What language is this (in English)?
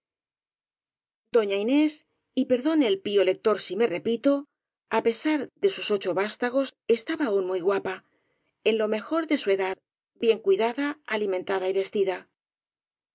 Spanish